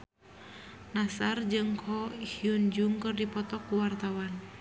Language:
Sundanese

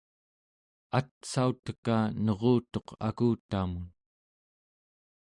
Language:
Central Yupik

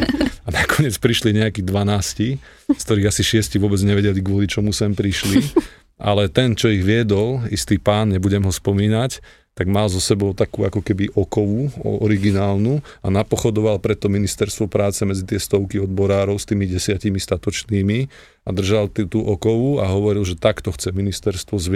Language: Slovak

